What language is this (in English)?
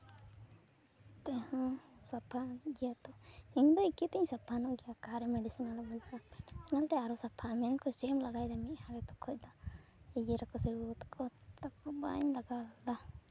Santali